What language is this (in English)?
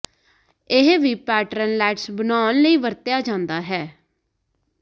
Punjabi